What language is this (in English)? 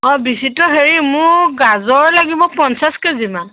Assamese